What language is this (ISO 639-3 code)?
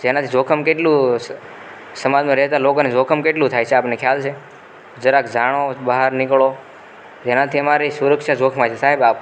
guj